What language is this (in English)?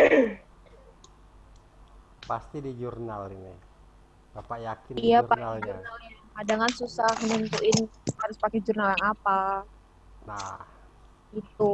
Indonesian